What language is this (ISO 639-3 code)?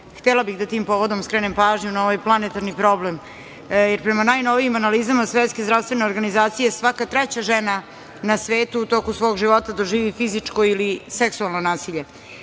srp